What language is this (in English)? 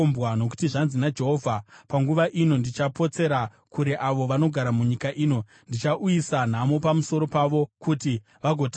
Shona